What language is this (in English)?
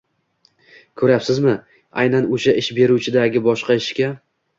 Uzbek